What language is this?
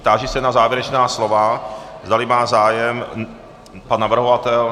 Czech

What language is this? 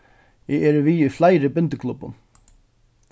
Faroese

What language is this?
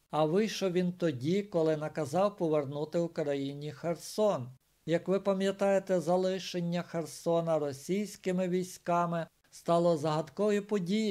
Ukrainian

